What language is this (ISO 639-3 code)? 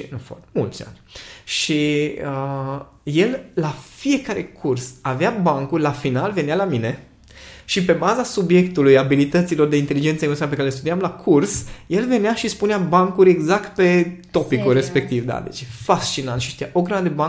ron